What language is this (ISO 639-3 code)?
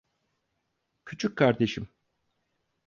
tur